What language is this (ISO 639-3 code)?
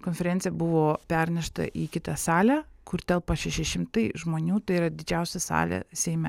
lit